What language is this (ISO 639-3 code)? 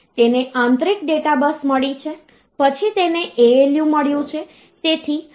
guj